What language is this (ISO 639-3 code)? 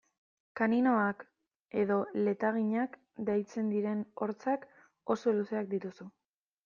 eus